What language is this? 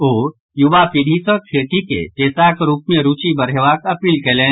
Maithili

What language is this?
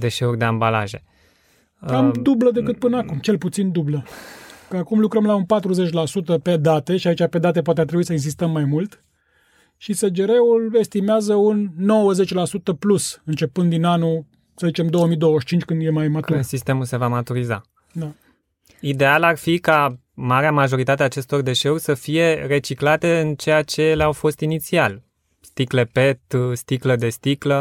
Romanian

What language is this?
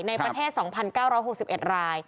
Thai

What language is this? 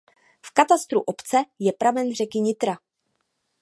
Czech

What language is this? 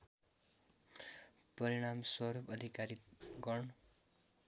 Nepali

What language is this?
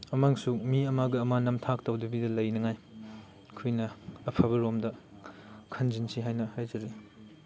Manipuri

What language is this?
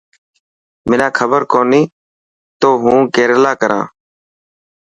Dhatki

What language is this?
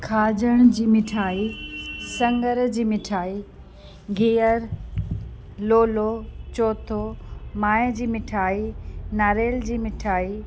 Sindhi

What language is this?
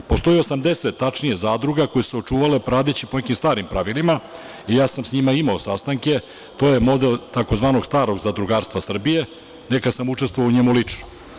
Serbian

